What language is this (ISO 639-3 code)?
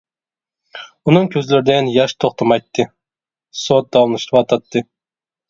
uig